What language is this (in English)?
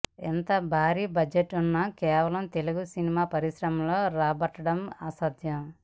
Telugu